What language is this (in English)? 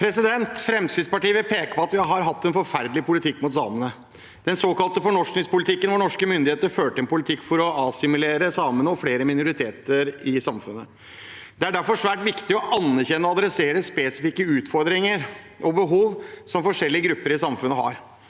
Norwegian